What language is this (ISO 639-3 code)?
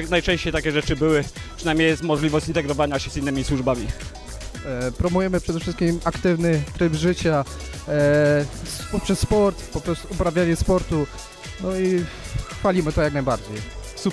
pol